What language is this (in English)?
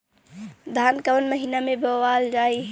Bhojpuri